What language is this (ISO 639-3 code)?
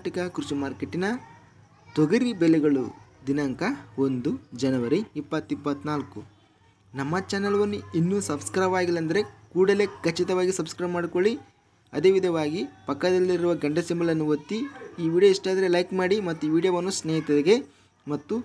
kan